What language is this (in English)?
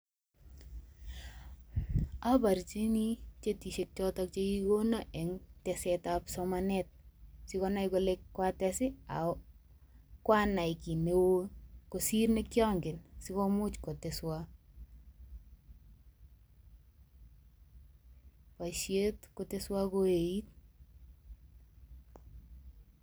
Kalenjin